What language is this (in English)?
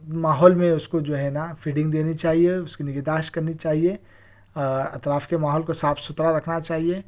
Urdu